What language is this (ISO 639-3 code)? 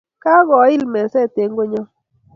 kln